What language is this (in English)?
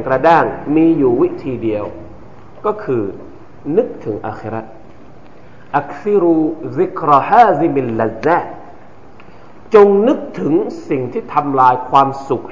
Thai